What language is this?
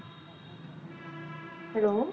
Punjabi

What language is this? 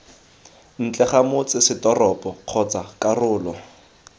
Tswana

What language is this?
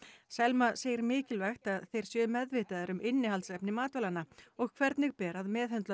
Icelandic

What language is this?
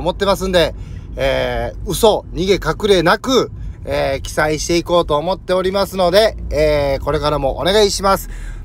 Japanese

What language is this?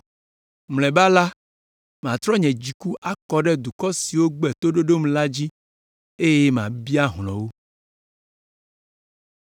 Ewe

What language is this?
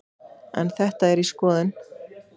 Icelandic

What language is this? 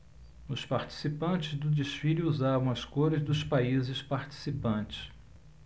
Portuguese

